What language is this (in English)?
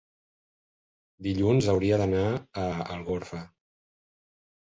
Catalan